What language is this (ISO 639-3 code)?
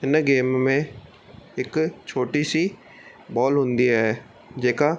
snd